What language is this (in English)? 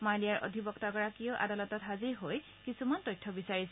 Assamese